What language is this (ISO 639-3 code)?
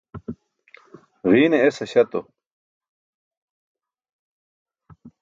bsk